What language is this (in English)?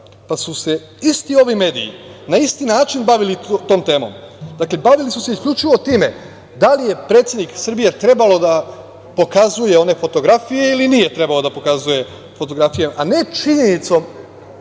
Serbian